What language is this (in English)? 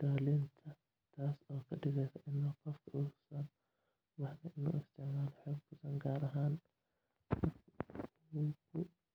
Somali